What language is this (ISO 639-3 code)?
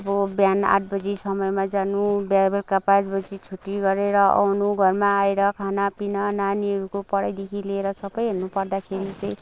nep